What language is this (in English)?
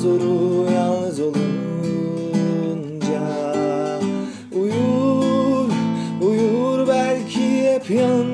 Korean